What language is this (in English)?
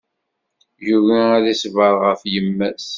Kabyle